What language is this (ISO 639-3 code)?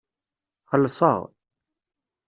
kab